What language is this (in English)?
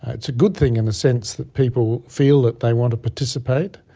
English